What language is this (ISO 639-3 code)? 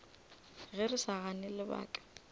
nso